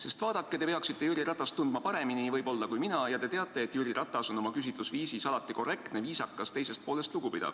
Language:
Estonian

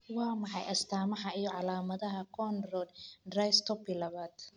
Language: Somali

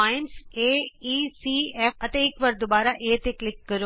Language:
Punjabi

